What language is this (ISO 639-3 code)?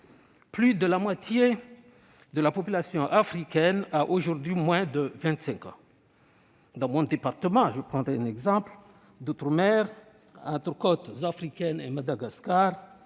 fra